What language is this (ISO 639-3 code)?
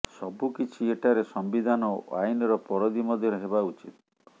ori